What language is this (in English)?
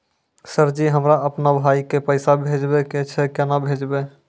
Maithili